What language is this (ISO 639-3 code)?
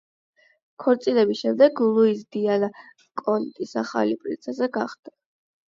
kat